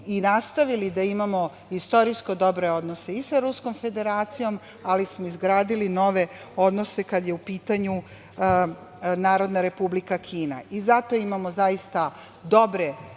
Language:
Serbian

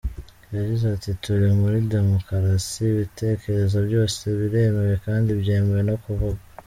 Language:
Kinyarwanda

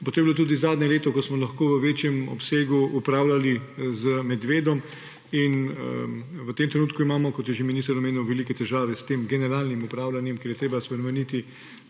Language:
Slovenian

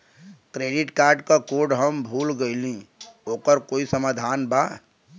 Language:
Bhojpuri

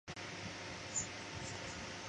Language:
Chinese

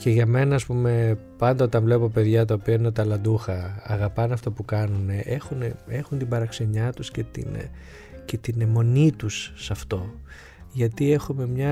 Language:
Greek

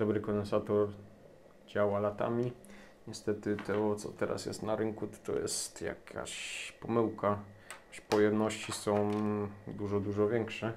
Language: Polish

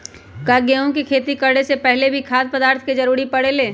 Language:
Magahi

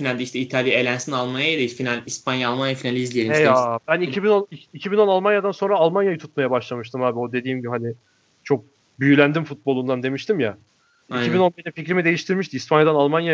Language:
Turkish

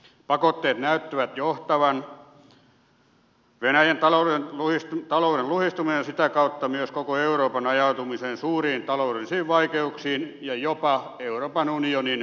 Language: Finnish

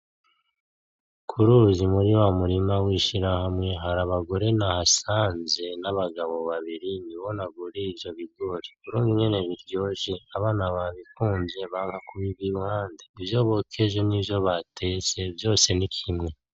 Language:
Rundi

